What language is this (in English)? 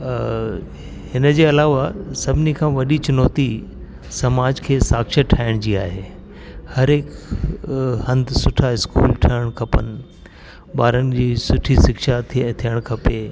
Sindhi